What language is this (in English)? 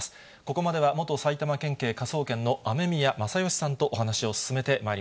Japanese